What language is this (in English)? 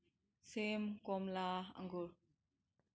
Manipuri